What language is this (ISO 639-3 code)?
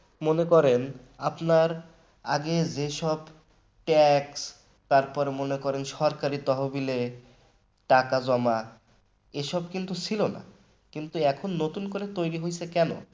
ben